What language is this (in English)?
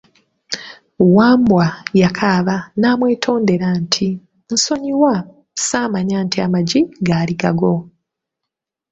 Ganda